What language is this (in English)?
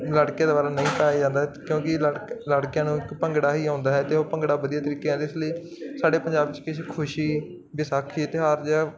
Punjabi